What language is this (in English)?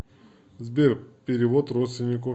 Russian